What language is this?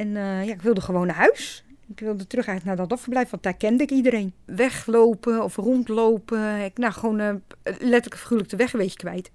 Dutch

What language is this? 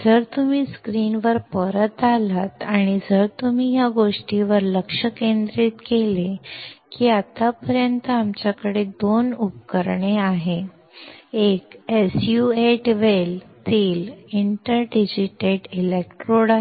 Marathi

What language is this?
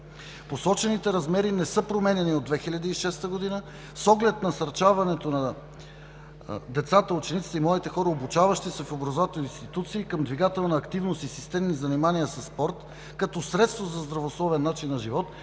Bulgarian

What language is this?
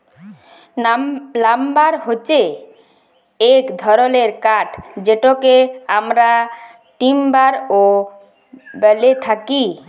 Bangla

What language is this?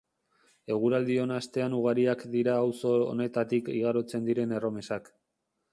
Basque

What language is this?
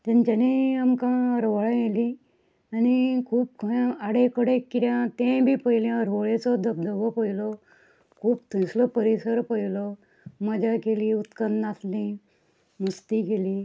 Konkani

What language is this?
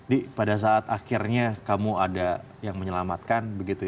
Indonesian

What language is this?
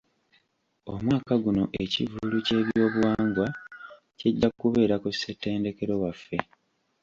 Ganda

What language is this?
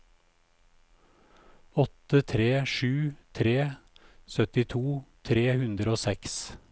Norwegian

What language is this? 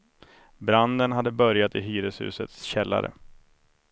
Swedish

